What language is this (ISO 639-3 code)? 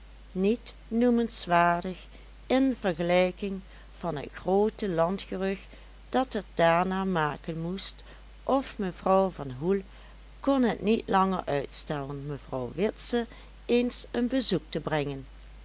nld